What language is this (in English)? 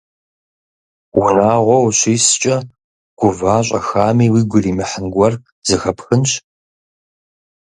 Kabardian